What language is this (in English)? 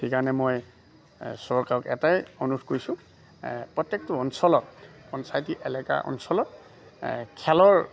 Assamese